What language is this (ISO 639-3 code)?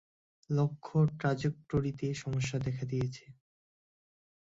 ben